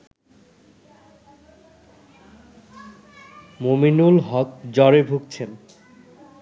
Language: Bangla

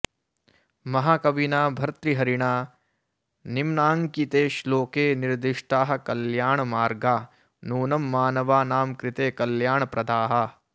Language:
Sanskrit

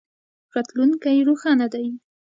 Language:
Pashto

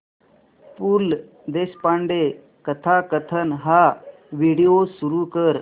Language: Marathi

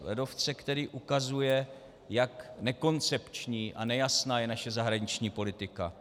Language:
Czech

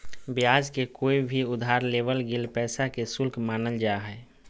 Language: Magahi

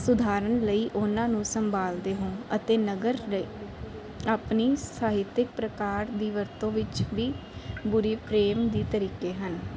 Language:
Punjabi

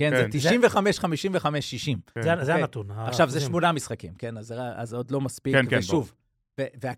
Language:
Hebrew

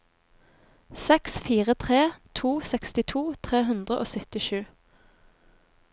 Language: Norwegian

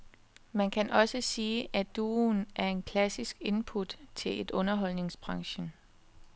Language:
Danish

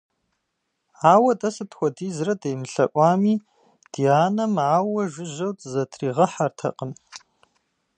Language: Kabardian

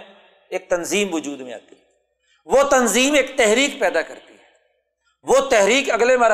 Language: Urdu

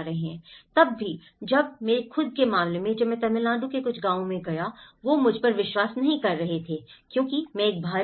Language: Hindi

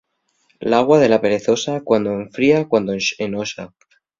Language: Asturian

